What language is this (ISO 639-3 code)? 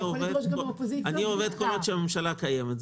heb